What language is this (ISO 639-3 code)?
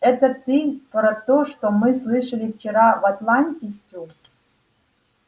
rus